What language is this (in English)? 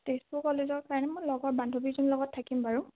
Assamese